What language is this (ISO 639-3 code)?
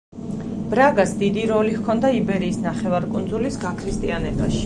kat